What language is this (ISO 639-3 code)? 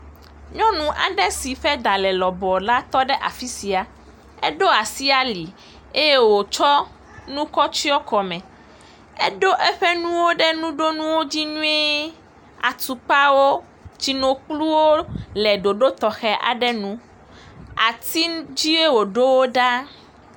ewe